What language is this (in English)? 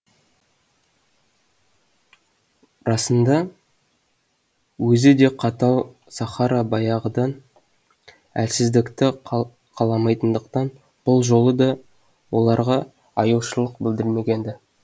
Kazakh